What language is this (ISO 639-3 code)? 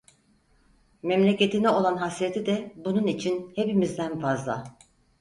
tur